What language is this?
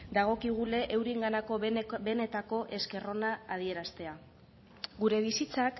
Basque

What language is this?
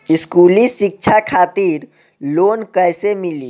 Bhojpuri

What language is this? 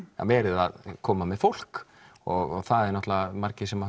Icelandic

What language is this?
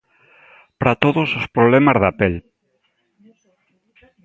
Galician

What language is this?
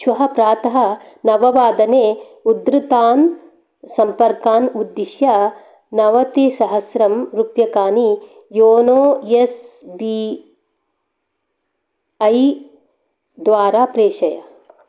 Sanskrit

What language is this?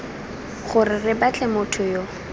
Tswana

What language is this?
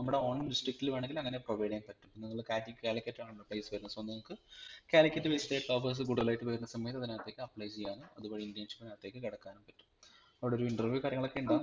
Malayalam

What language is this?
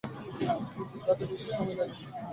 Bangla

